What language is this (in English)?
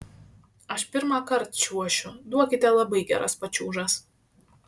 Lithuanian